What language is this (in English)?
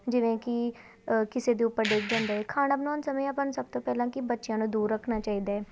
Punjabi